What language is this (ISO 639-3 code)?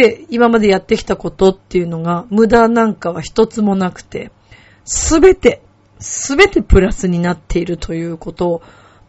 jpn